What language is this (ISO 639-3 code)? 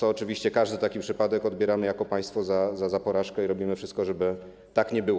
pol